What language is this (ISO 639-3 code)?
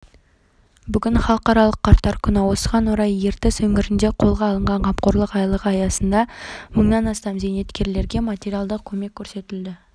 kaz